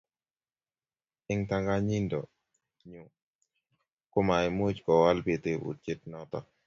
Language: Kalenjin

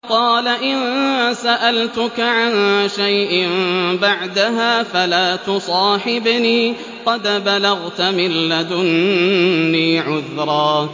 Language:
Arabic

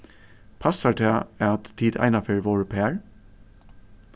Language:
Faroese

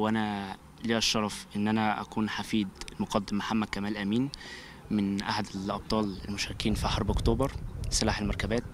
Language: Arabic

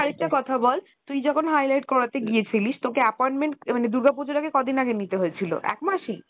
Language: Bangla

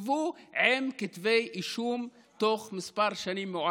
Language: Hebrew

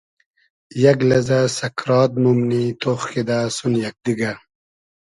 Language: Hazaragi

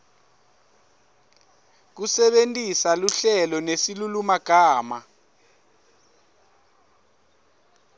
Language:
Swati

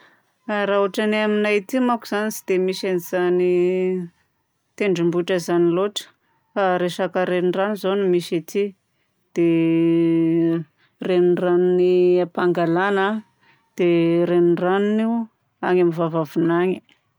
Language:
Southern Betsimisaraka Malagasy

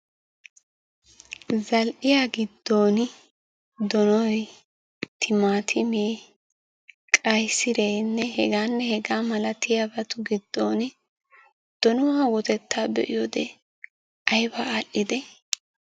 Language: Wolaytta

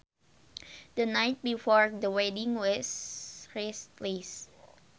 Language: Sundanese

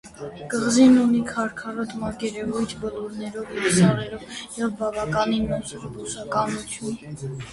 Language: Armenian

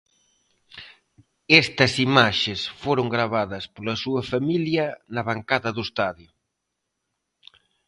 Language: Galician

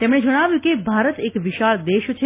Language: Gujarati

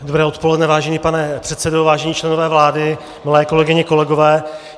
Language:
Czech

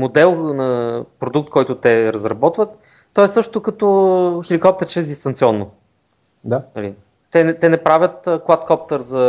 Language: Bulgarian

